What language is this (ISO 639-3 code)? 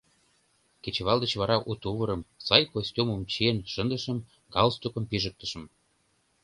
chm